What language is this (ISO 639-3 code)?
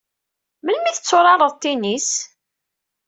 kab